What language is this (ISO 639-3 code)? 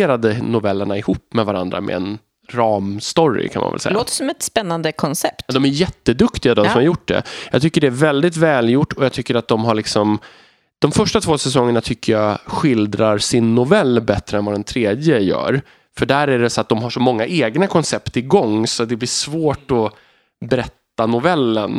swe